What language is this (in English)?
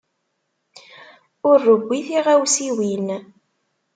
Kabyle